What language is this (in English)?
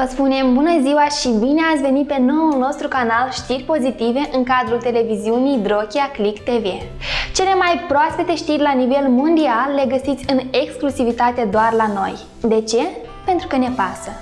Romanian